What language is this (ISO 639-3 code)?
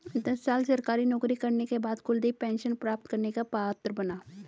hin